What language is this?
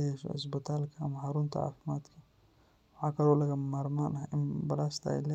Somali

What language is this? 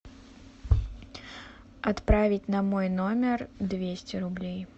Russian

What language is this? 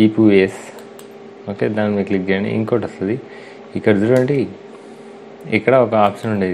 Hindi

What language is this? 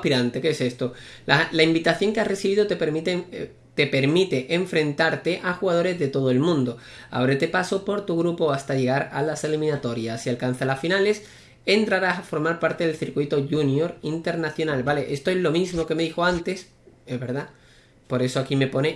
Spanish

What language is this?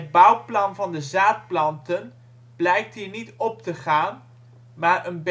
Dutch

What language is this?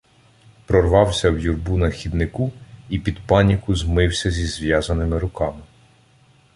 Ukrainian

